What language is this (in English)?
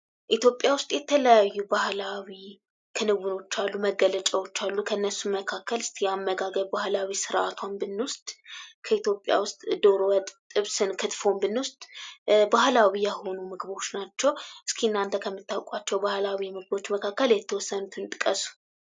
Amharic